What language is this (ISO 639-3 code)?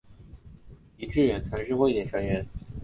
zho